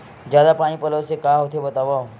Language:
Chhattisgarhi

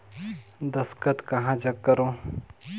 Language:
Chhattisgarhi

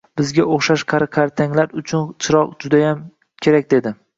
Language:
Uzbek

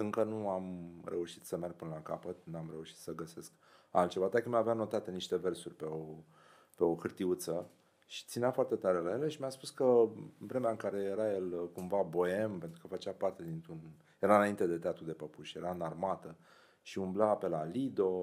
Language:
Romanian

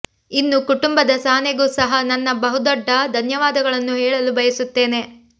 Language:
Kannada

